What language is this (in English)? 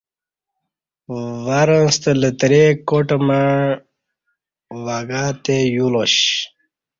Kati